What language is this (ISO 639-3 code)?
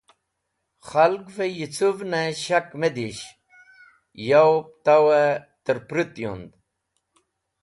wbl